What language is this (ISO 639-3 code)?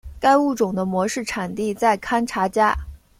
zho